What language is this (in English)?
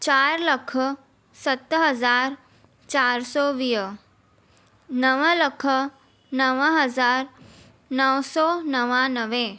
Sindhi